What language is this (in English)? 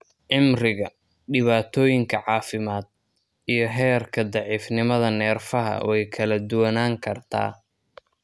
Somali